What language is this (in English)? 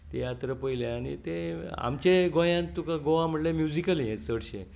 Konkani